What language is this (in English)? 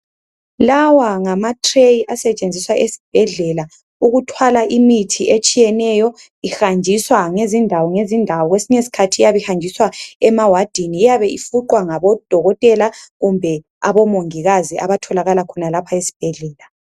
North Ndebele